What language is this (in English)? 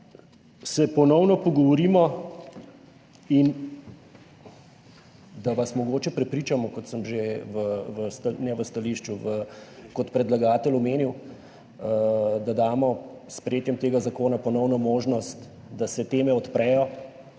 Slovenian